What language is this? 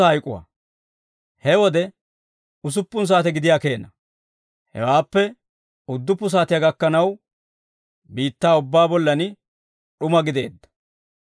Dawro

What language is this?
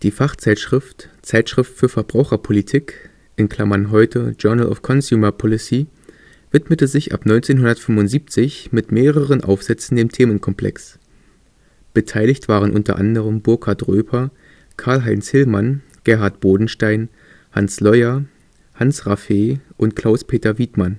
German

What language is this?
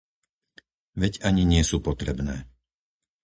Slovak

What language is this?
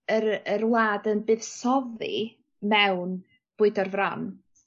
Welsh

